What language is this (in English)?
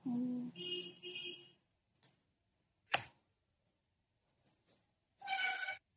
Odia